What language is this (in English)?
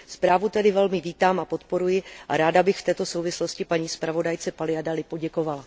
Czech